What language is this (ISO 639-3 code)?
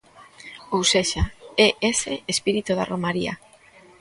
glg